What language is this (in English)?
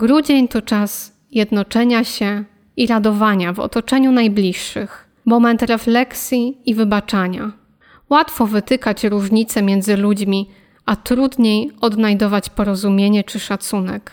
Polish